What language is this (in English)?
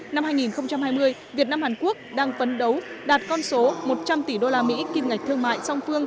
Vietnamese